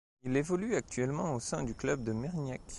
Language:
French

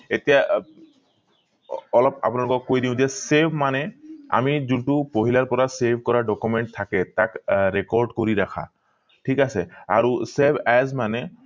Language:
Assamese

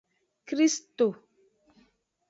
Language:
Aja (Benin)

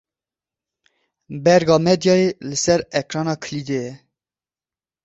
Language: Kurdish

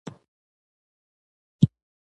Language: Pashto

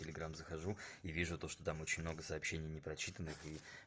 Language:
Russian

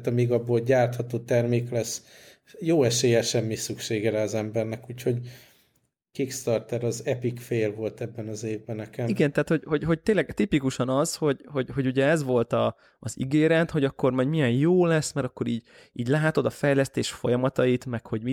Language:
Hungarian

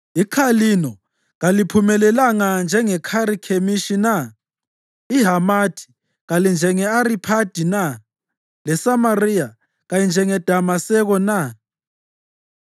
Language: North Ndebele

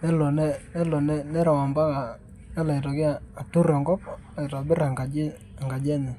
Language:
Masai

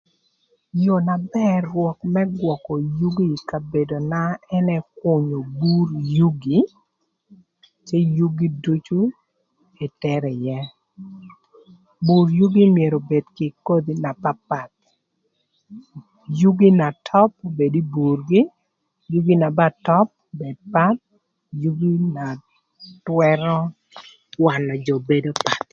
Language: Thur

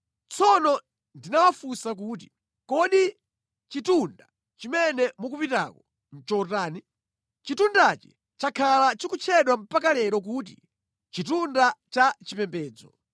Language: Nyanja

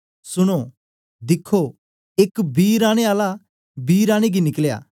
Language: Dogri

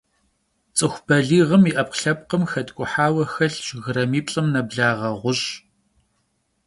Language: Kabardian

